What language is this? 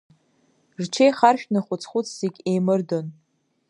Abkhazian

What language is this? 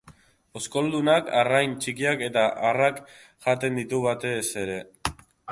Basque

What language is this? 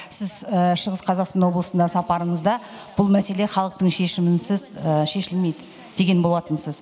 Kazakh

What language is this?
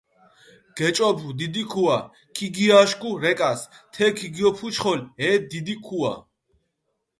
Mingrelian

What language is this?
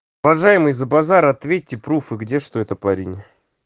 Russian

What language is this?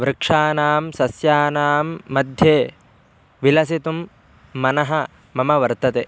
Sanskrit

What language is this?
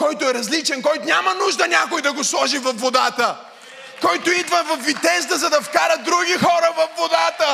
Bulgarian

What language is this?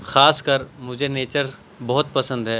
Urdu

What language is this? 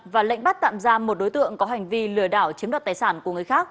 Vietnamese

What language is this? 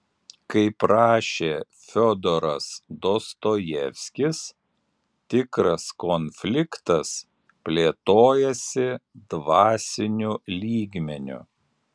Lithuanian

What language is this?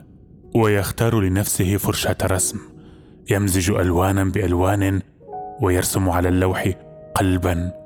Arabic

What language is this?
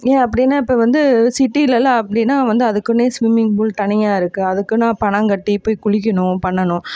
Tamil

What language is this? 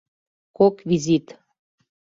Mari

